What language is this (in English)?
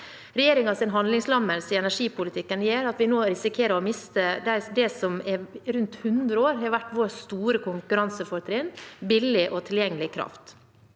Norwegian